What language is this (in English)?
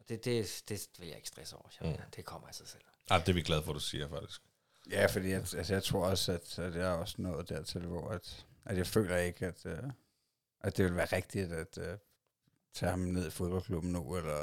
Danish